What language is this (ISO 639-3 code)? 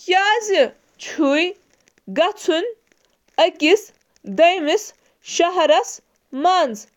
kas